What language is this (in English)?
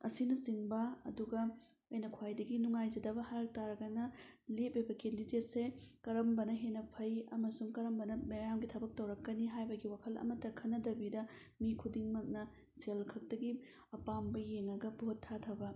Manipuri